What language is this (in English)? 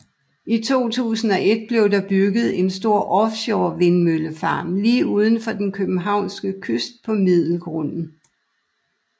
Danish